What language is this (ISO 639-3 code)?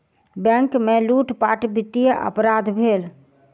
mai